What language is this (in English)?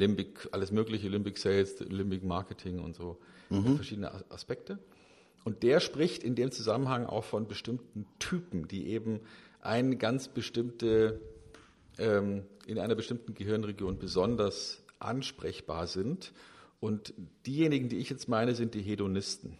German